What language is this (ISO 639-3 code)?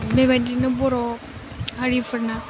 brx